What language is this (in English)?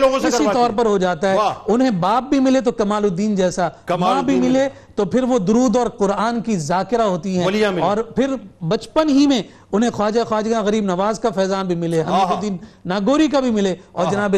Urdu